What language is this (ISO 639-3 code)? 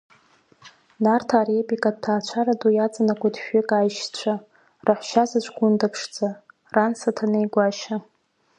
abk